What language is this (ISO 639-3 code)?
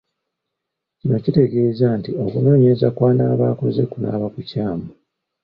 lug